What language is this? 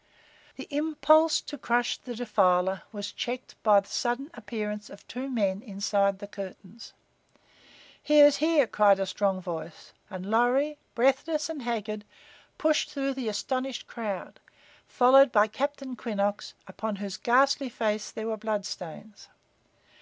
English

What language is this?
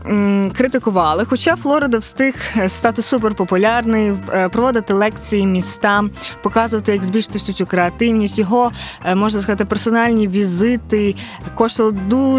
Ukrainian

